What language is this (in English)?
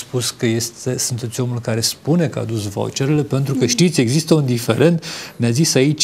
Romanian